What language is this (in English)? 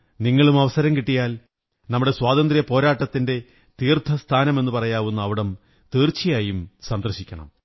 Malayalam